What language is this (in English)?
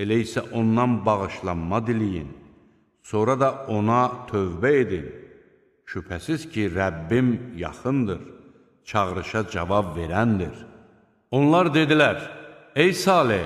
Turkish